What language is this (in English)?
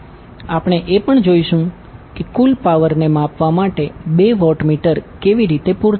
Gujarati